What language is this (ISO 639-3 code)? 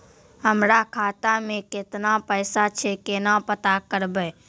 mai